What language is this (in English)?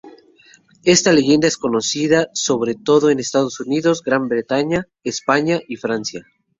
Spanish